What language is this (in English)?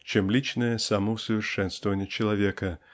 Russian